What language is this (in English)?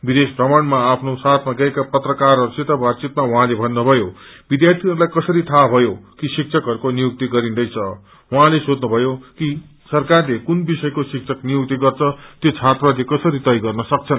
Nepali